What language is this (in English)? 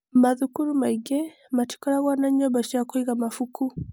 Kikuyu